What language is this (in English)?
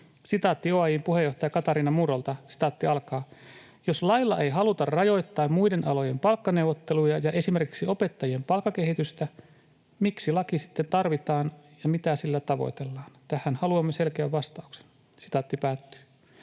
Finnish